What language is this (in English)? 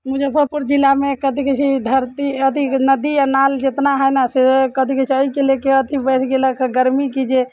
Maithili